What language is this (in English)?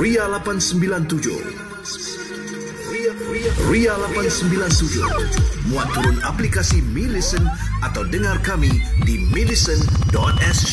Malay